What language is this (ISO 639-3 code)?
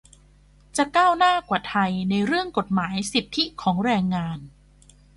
tha